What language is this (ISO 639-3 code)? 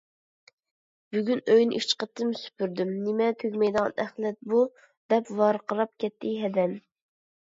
uig